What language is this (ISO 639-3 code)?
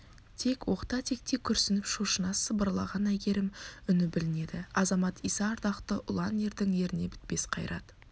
kaz